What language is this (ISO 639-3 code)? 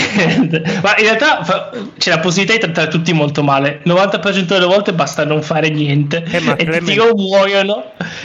ita